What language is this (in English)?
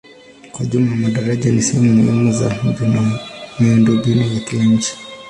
Swahili